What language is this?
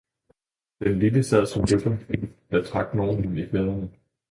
Danish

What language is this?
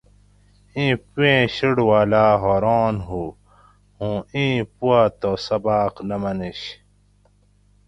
Gawri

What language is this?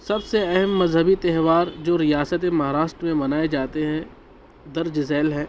Urdu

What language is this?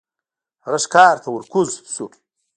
Pashto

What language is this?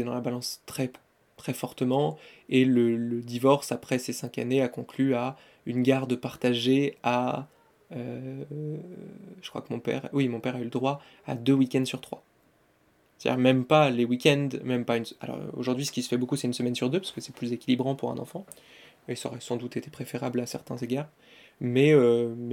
French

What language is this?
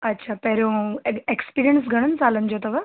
Sindhi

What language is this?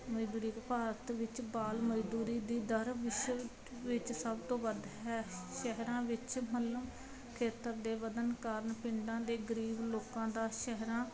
Punjabi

